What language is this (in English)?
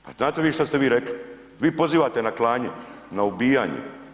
Croatian